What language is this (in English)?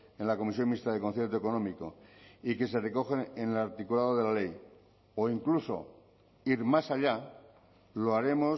Spanish